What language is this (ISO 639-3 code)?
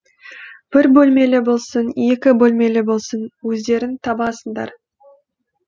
kaz